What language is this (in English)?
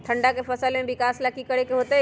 Magahi